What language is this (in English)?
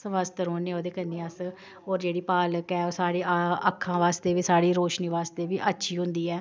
Dogri